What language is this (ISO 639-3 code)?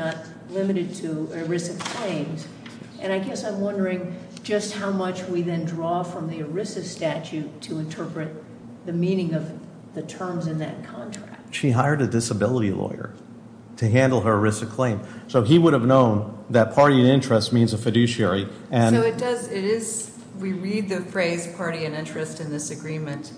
eng